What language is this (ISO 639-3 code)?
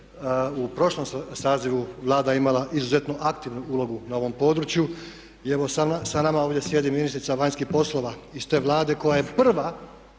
hrv